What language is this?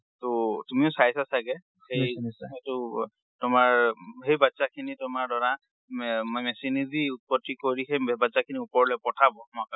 Assamese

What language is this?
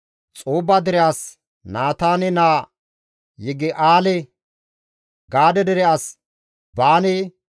Gamo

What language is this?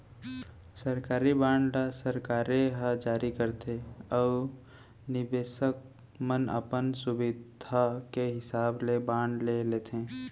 Chhattisgarhi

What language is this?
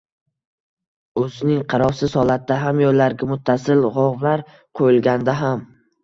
Uzbek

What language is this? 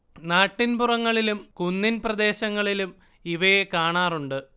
Malayalam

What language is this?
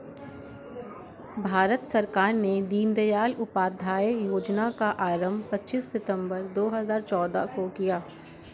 Hindi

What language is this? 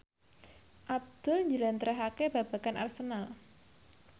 Javanese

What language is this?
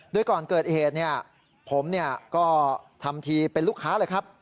Thai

